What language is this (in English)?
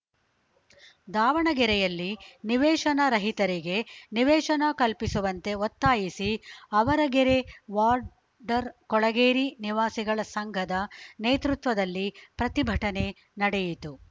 Kannada